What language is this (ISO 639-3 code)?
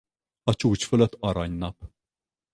hun